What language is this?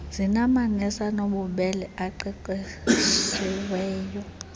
Xhosa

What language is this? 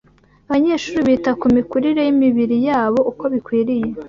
Kinyarwanda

